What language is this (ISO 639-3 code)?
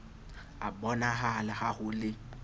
sot